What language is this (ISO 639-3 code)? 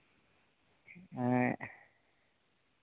sat